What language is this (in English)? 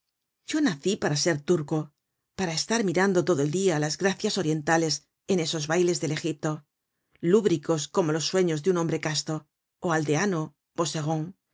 Spanish